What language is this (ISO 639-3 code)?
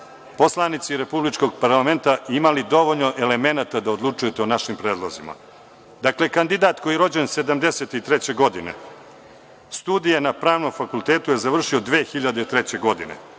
srp